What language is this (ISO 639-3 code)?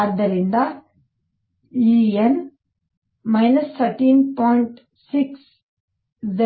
kan